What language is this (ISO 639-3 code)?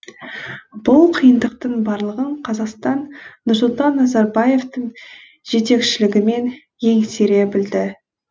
kaz